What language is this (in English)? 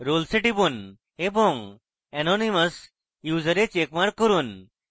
Bangla